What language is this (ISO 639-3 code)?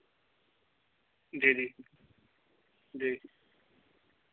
doi